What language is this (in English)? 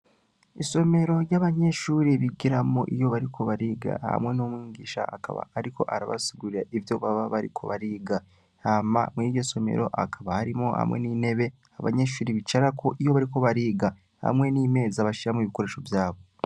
Rundi